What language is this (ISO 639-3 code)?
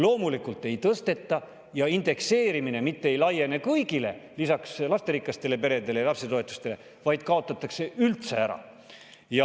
est